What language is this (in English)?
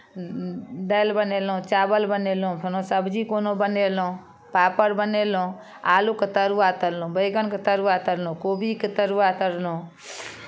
Maithili